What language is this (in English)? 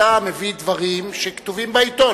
Hebrew